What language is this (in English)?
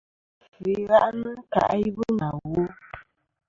Kom